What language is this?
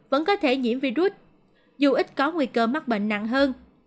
Vietnamese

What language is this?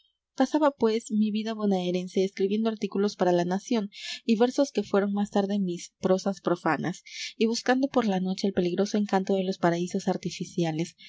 Spanish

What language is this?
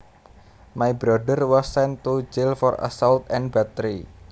Javanese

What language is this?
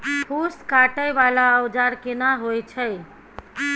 Maithili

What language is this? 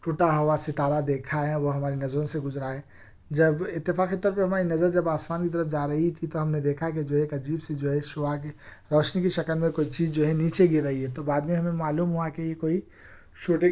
Urdu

